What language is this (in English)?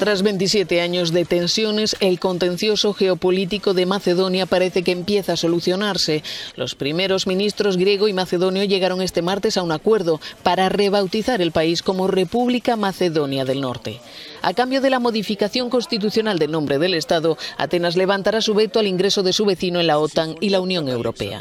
Spanish